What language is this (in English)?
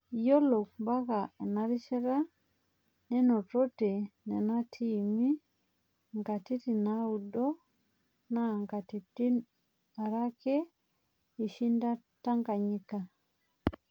Masai